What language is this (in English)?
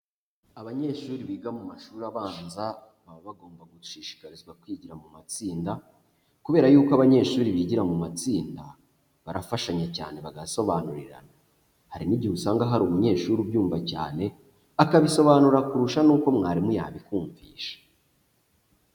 Kinyarwanda